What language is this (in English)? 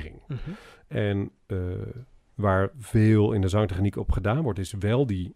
Dutch